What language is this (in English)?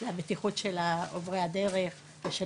Hebrew